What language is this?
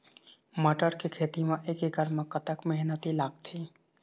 Chhattisgarhi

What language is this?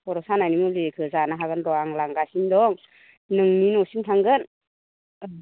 Bodo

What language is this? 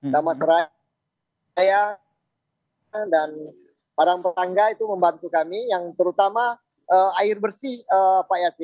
Indonesian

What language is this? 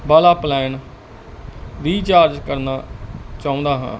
Punjabi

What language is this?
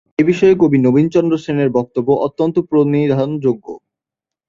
Bangla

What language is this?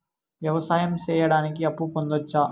Telugu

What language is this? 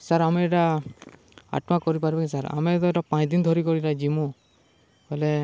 Odia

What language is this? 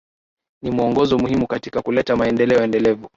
Swahili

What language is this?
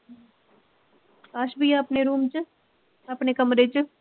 Punjabi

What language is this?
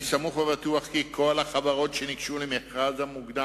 Hebrew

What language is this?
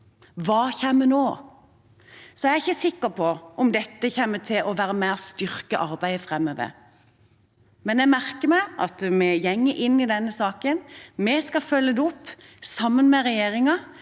Norwegian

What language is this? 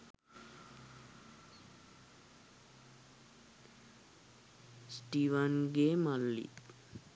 Sinhala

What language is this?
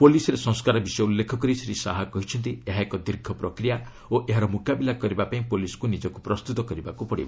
Odia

